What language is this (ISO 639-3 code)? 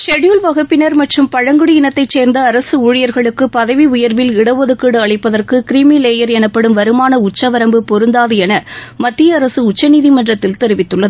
tam